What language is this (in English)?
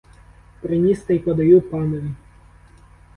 Ukrainian